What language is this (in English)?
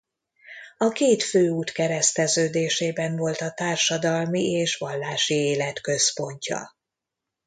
Hungarian